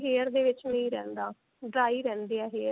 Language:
Punjabi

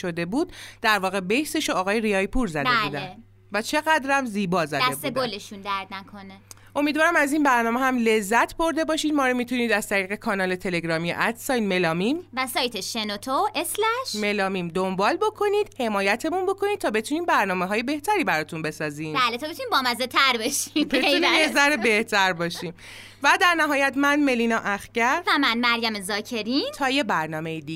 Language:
Persian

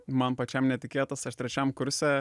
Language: Lithuanian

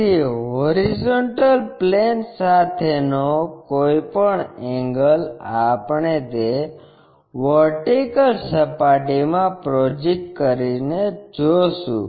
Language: Gujarati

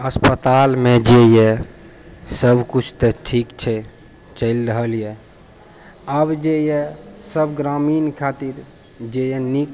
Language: Maithili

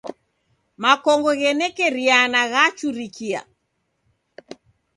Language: Taita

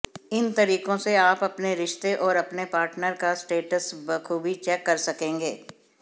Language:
Hindi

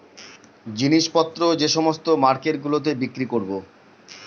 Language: Bangla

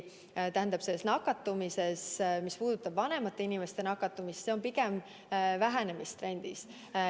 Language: Estonian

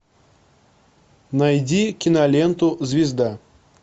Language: Russian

